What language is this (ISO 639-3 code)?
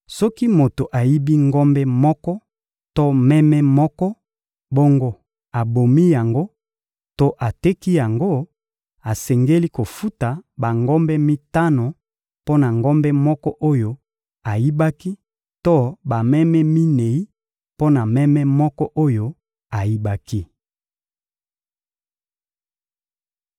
lin